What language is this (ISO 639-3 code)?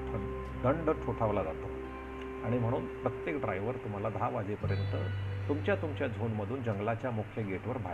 mar